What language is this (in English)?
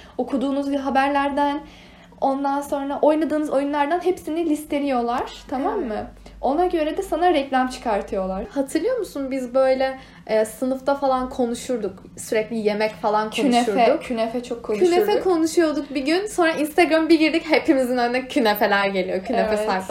Turkish